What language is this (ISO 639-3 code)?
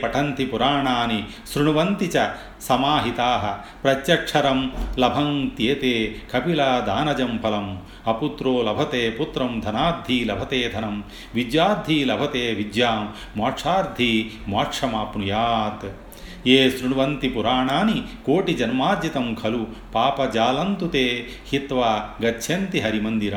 tel